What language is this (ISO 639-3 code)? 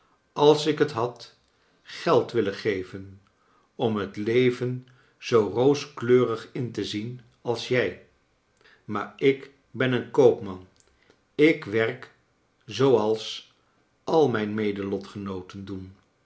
nld